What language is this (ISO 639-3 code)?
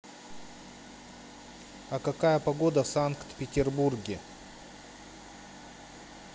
rus